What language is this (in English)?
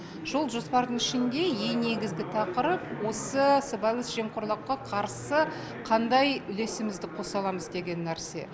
Kazakh